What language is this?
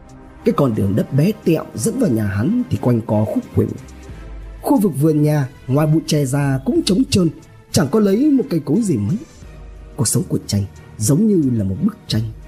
Vietnamese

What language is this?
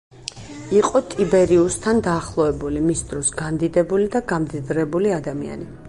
Georgian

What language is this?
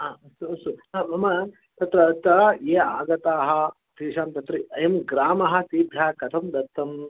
Sanskrit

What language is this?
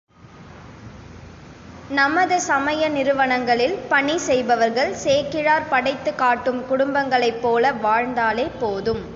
Tamil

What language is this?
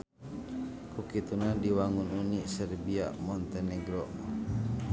Sundanese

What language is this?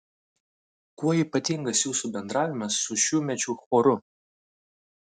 Lithuanian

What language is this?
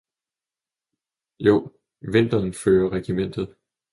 Danish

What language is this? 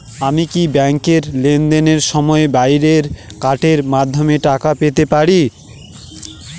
Bangla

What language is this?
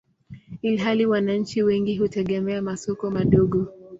Swahili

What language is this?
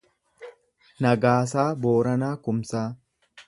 Oromo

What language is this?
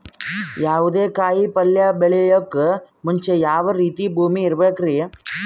Kannada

